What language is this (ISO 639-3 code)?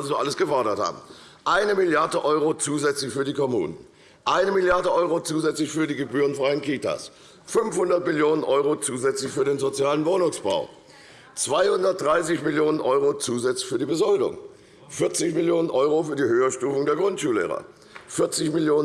deu